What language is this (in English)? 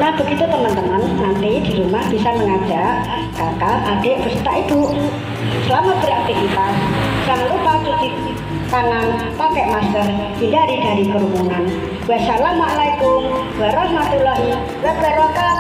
Indonesian